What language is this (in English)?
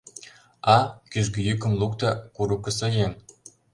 Mari